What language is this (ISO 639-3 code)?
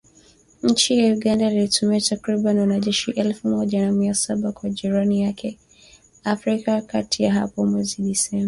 swa